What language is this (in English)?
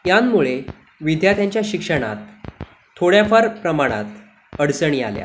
Marathi